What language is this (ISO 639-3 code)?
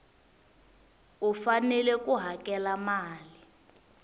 tso